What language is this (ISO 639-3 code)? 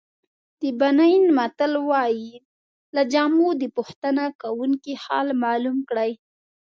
pus